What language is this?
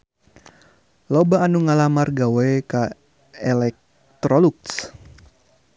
Sundanese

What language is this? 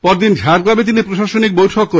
Bangla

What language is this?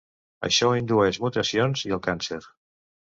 Catalan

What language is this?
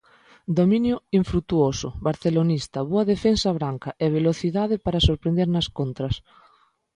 Galician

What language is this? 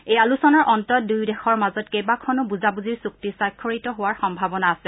Assamese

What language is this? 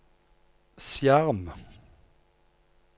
Norwegian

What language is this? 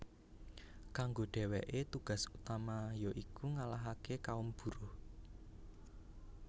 Javanese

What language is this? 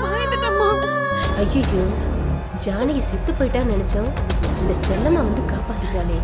Korean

